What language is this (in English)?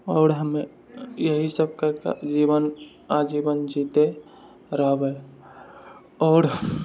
Maithili